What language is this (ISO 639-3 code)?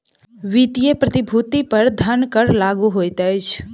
mai